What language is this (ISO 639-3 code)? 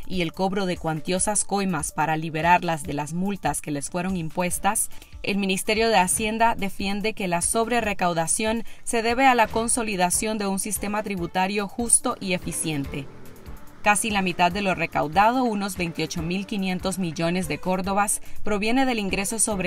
spa